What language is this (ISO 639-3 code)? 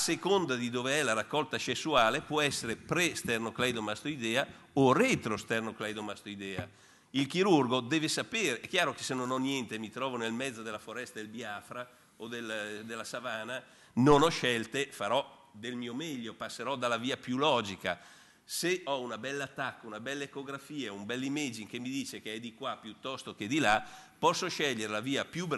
ita